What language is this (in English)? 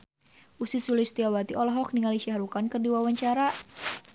Sundanese